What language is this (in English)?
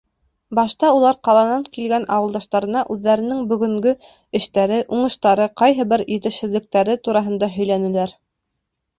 Bashkir